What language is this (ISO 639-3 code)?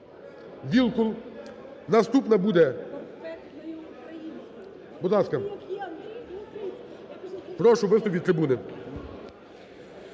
ukr